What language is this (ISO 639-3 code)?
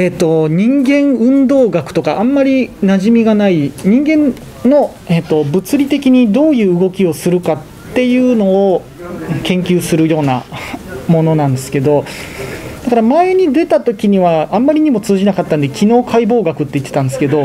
jpn